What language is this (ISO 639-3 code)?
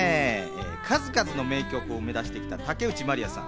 jpn